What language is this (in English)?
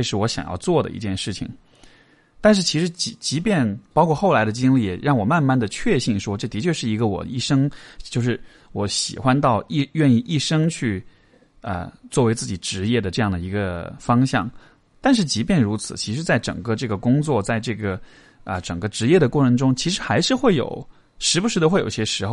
Chinese